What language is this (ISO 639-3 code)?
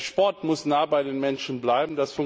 deu